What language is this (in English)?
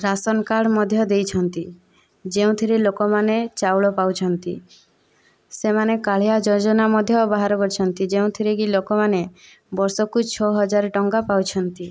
Odia